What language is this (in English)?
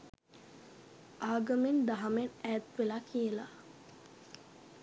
Sinhala